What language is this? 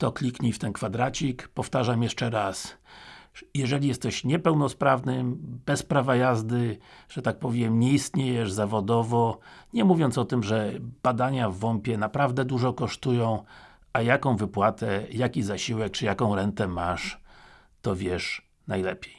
Polish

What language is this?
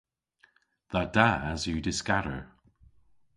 Cornish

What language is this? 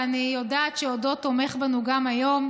Hebrew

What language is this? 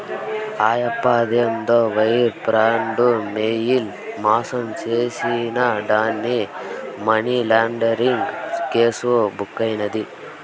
Telugu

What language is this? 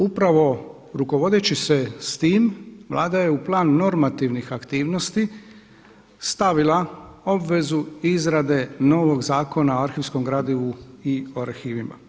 Croatian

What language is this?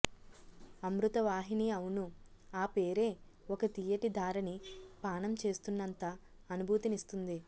Telugu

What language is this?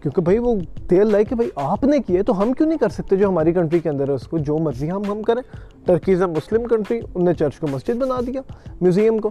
Urdu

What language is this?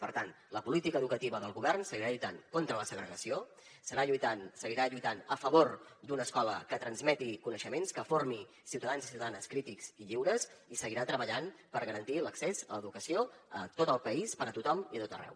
Catalan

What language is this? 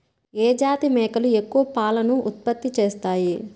Telugu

